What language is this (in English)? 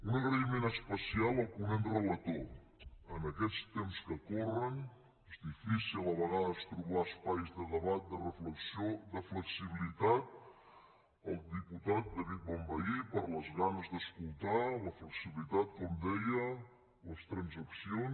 Catalan